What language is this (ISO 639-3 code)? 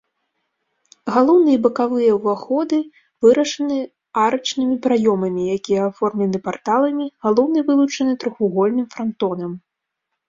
bel